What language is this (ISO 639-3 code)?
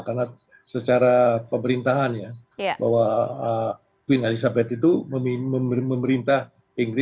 ind